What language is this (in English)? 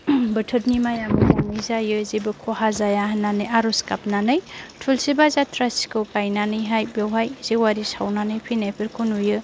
Bodo